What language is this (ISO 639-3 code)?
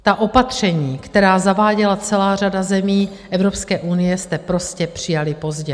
ces